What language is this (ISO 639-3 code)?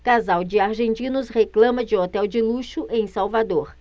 por